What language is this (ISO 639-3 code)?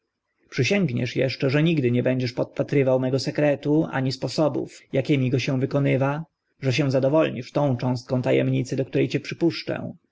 pol